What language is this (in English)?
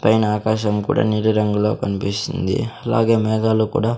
Telugu